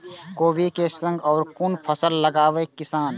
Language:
Maithili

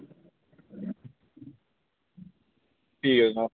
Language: Dogri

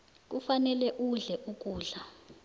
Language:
South Ndebele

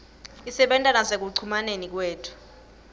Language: Swati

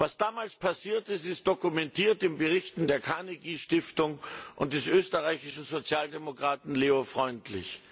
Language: German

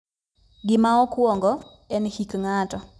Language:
Luo (Kenya and Tanzania)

